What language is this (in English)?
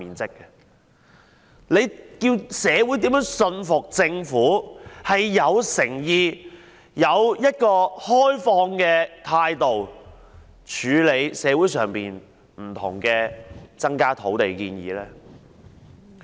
Cantonese